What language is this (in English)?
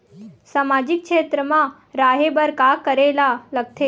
Chhattisgarhi